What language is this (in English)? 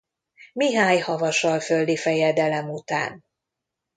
Hungarian